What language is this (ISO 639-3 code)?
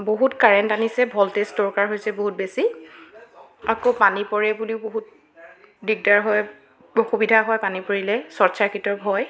asm